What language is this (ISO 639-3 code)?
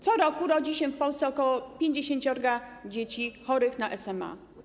pol